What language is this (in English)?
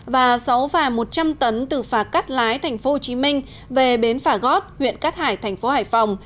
Vietnamese